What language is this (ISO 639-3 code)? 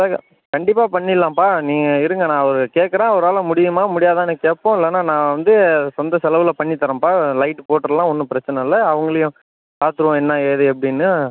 tam